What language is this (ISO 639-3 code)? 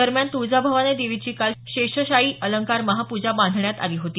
mar